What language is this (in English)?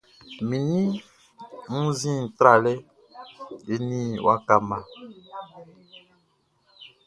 Baoulé